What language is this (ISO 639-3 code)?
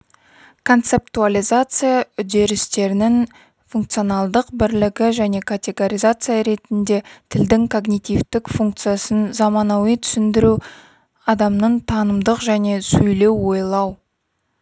kaz